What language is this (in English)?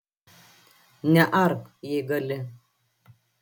Lithuanian